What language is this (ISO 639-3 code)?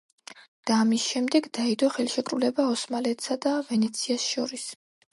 kat